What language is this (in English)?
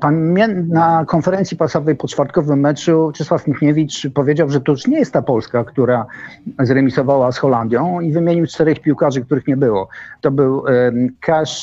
Polish